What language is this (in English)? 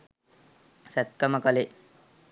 Sinhala